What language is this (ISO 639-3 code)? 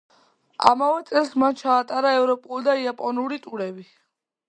kat